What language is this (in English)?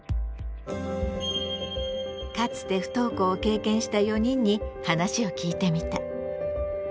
Japanese